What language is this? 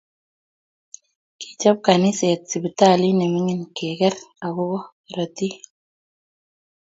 Kalenjin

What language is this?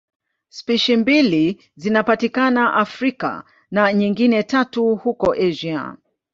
Swahili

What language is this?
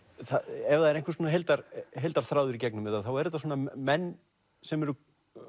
Icelandic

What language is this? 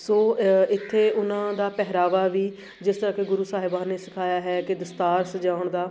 Punjabi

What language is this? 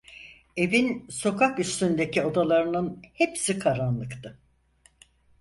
Turkish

